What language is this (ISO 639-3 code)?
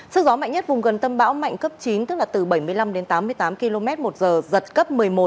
vie